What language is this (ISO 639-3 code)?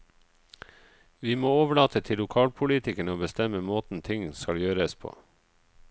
nor